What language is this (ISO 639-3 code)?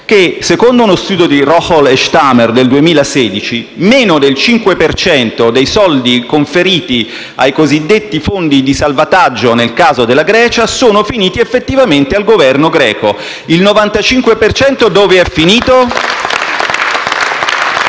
ita